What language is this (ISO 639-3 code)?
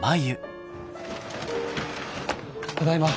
jpn